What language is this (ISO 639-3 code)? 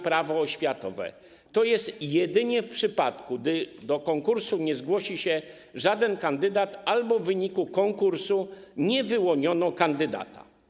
pol